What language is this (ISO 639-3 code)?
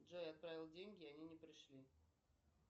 rus